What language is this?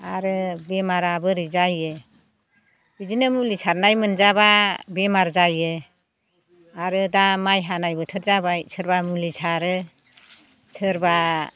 Bodo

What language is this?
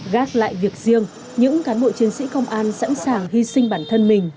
Vietnamese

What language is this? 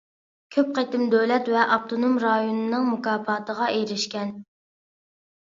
Uyghur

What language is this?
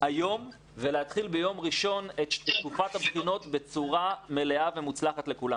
Hebrew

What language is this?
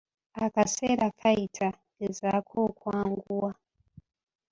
Ganda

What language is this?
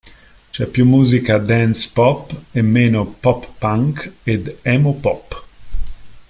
Italian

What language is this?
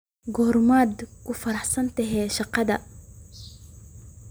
Somali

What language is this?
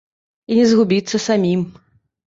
Belarusian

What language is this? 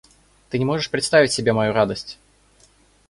Russian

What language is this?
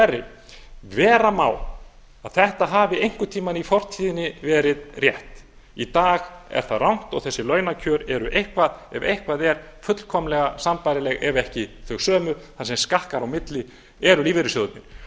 Icelandic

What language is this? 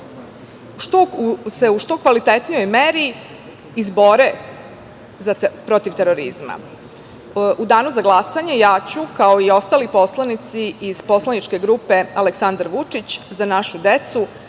Serbian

